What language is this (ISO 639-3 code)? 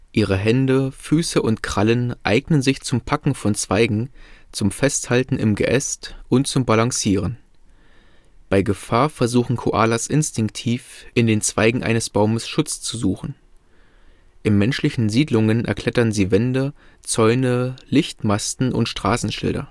deu